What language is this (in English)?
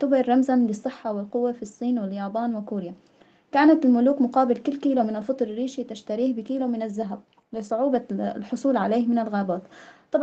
Arabic